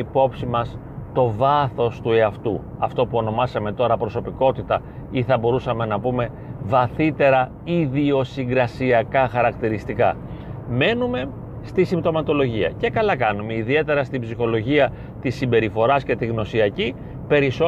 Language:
Greek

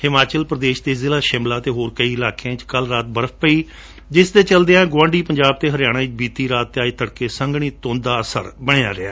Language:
Punjabi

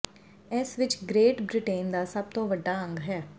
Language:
Punjabi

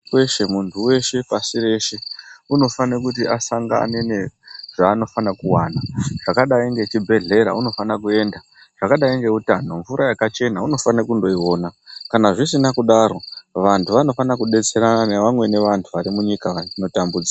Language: Ndau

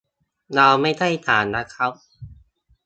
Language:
Thai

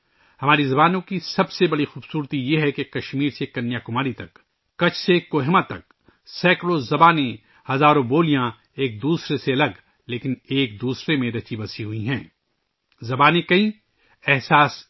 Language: Urdu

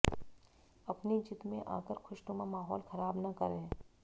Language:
Hindi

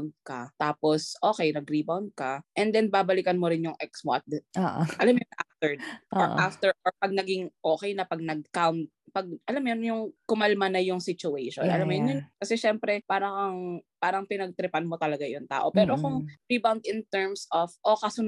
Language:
Filipino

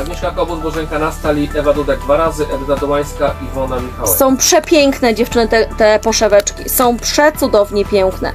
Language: Polish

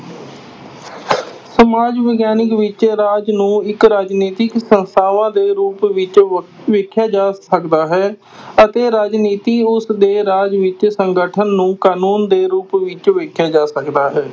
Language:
Punjabi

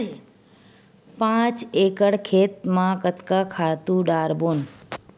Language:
Chhattisgarhi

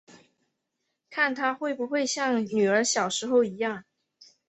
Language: Chinese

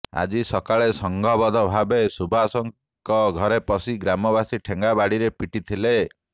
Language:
Odia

